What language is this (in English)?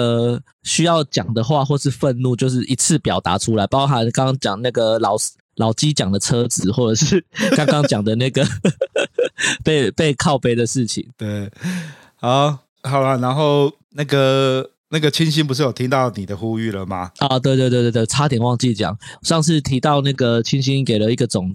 Chinese